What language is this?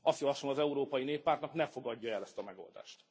Hungarian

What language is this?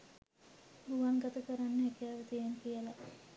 Sinhala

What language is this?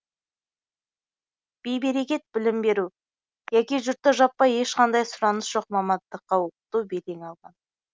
Kazakh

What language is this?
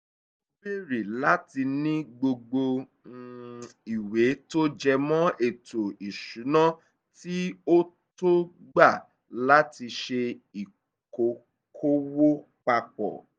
Yoruba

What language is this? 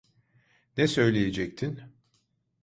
Turkish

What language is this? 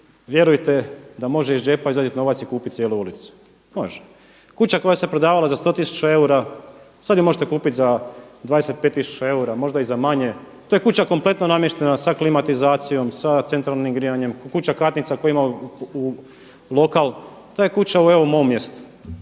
Croatian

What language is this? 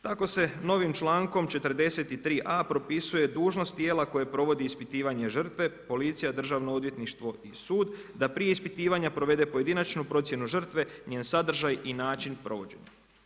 Croatian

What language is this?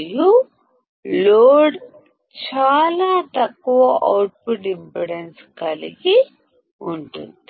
Telugu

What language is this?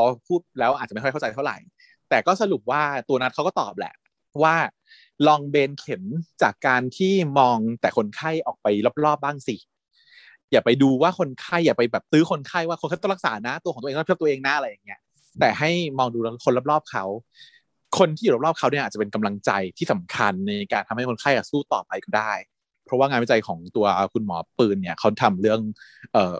Thai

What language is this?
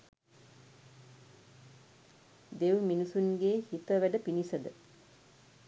Sinhala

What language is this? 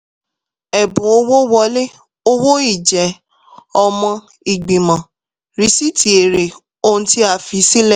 Yoruba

